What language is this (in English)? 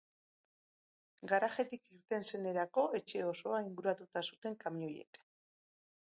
Basque